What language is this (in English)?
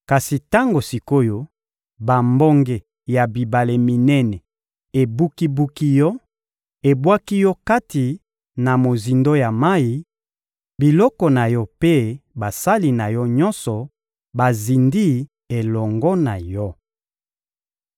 Lingala